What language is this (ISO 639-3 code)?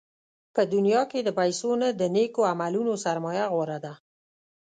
pus